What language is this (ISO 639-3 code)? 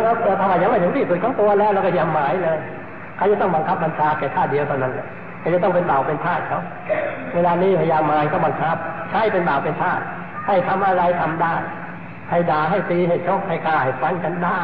tha